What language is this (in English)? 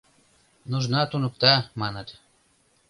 Mari